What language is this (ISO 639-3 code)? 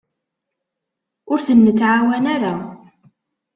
kab